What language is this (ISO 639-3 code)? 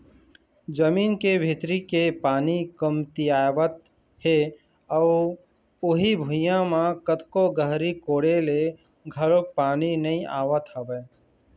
hne